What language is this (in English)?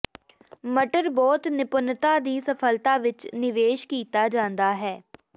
Punjabi